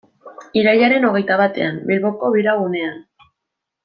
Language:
Basque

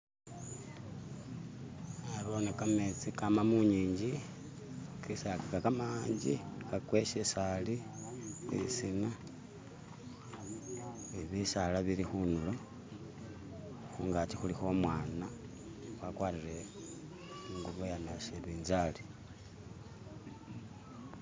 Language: Masaaba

